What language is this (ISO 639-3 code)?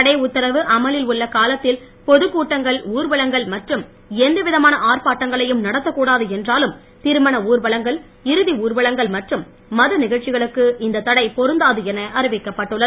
tam